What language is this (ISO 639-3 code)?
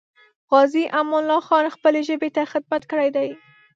pus